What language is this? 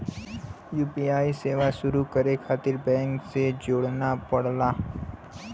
Bhojpuri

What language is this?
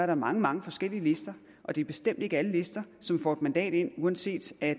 Danish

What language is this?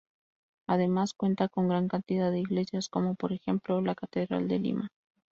Spanish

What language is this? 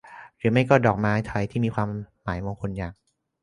Thai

